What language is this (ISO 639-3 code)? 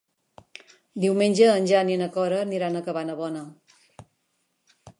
cat